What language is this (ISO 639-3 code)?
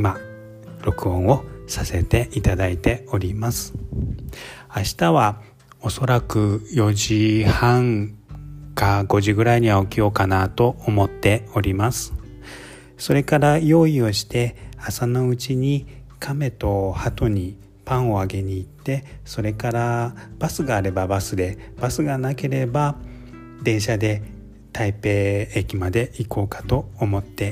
jpn